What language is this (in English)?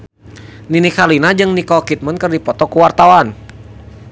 Sundanese